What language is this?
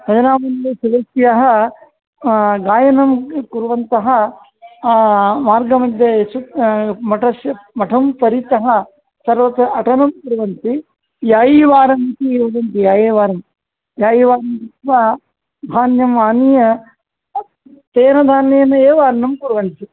Sanskrit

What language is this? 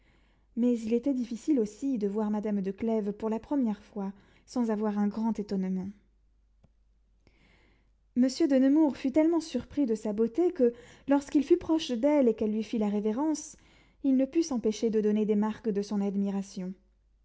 French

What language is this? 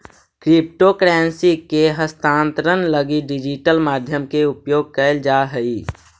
Magahi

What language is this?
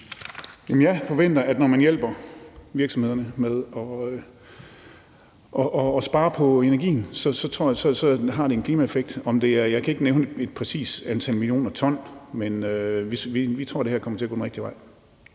Danish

